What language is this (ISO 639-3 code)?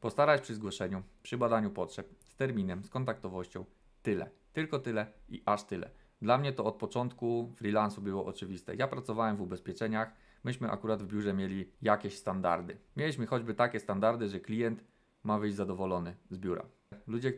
pol